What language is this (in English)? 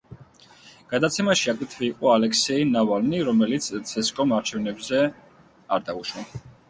Georgian